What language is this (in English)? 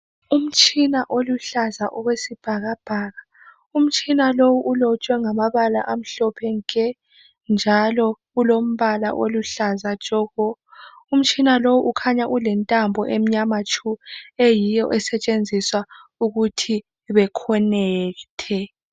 North Ndebele